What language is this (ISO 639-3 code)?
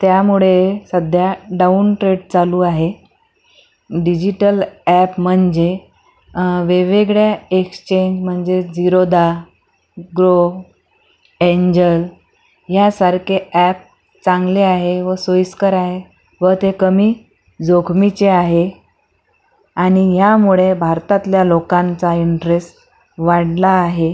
mar